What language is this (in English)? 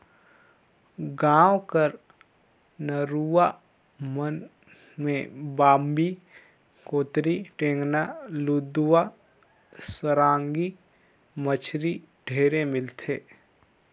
Chhattisgarhi